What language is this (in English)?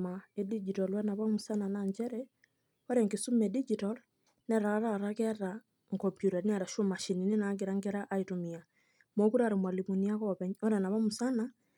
Masai